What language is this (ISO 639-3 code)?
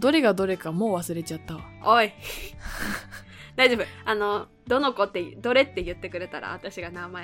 jpn